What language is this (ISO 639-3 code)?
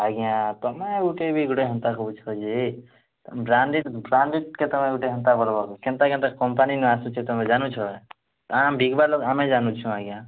ori